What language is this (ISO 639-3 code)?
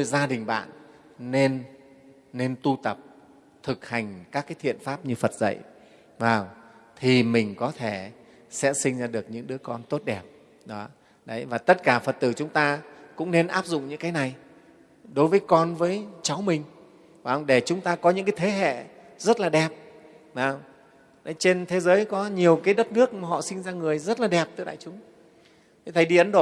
vie